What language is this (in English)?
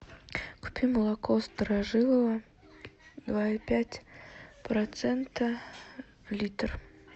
Russian